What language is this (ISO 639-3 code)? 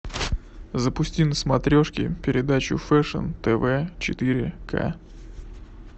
rus